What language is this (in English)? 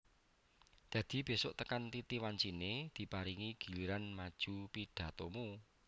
Javanese